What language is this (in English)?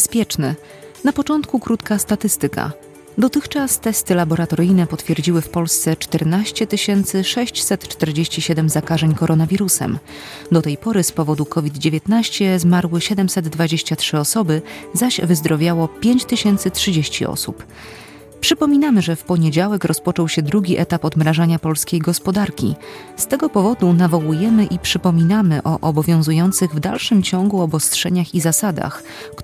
Polish